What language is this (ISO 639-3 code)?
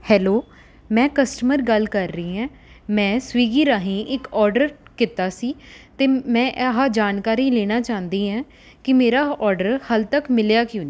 pan